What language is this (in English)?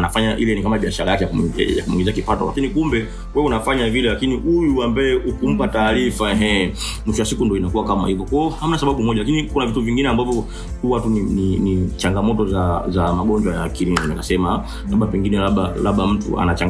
Swahili